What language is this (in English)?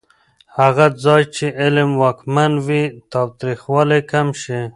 Pashto